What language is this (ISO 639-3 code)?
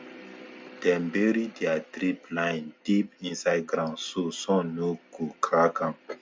pcm